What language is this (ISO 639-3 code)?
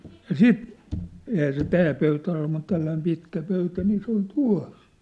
fin